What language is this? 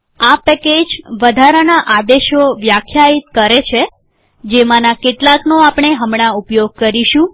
Gujarati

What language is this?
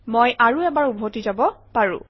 Assamese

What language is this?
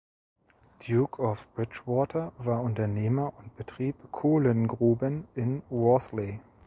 German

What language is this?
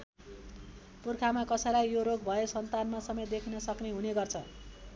Nepali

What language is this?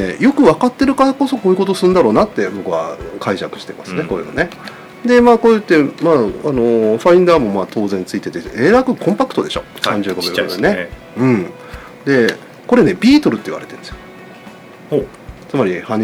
Japanese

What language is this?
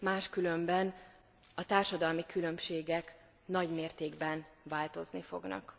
Hungarian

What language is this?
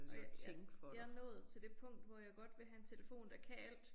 Danish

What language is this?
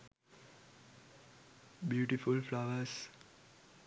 Sinhala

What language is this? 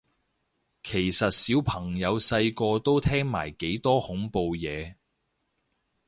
Cantonese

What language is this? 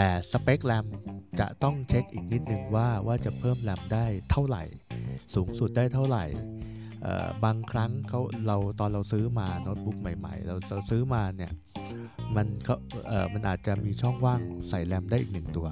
Thai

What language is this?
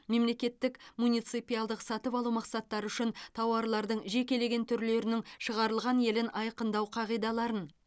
Kazakh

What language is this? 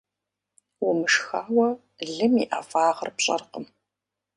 Kabardian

